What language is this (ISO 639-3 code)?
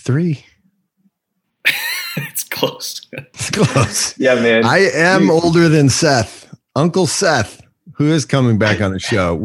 eng